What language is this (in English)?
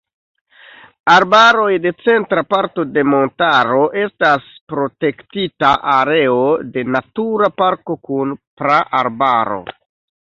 Esperanto